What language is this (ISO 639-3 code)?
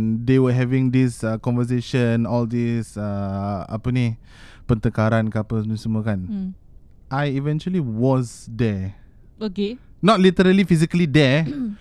msa